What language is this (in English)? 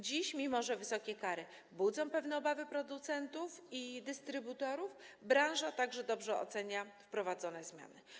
Polish